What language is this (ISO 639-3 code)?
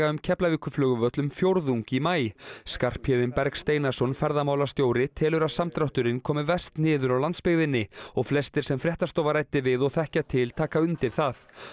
isl